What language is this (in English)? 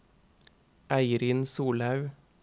Norwegian